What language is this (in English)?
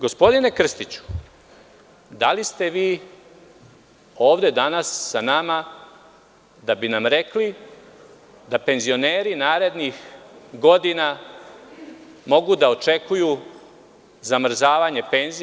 Serbian